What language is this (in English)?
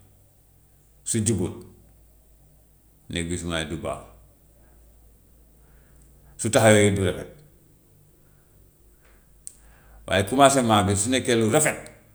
Gambian Wolof